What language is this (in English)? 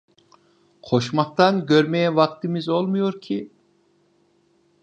Turkish